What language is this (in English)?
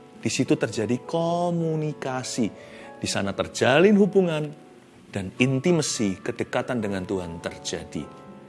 Indonesian